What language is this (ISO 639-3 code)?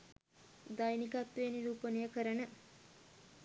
sin